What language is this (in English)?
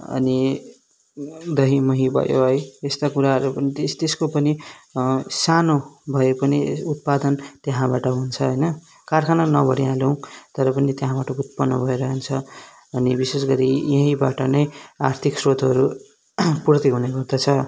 Nepali